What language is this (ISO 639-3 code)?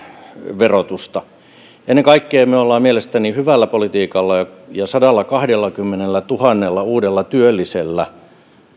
fin